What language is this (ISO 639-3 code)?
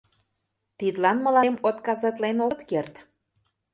chm